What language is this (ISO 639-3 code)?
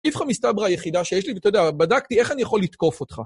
heb